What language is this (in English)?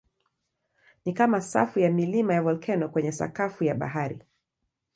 Swahili